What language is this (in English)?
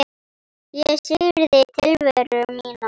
Icelandic